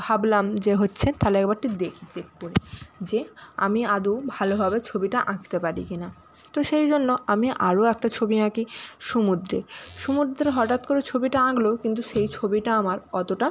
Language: Bangla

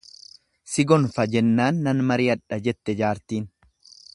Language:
Oromo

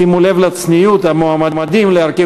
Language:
Hebrew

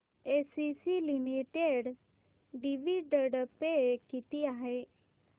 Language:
Marathi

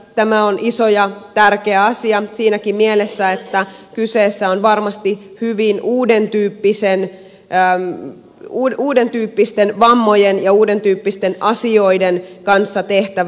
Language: Finnish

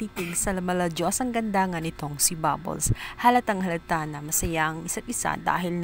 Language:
Filipino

